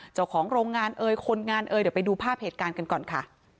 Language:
Thai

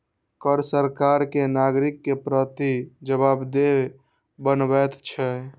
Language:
Maithili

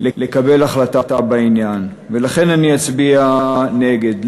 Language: Hebrew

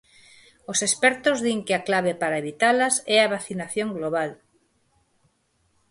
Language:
Galician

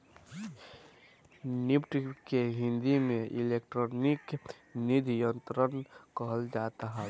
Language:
Bhojpuri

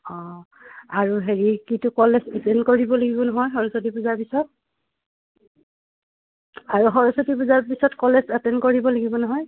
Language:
Assamese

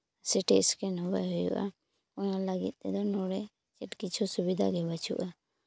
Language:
Santali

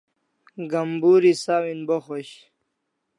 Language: Kalasha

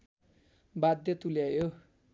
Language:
Nepali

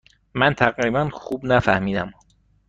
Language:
Persian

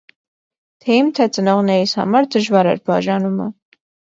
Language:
Armenian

